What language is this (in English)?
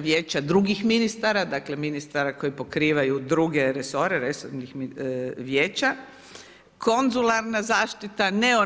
Croatian